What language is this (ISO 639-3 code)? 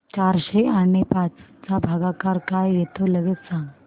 mar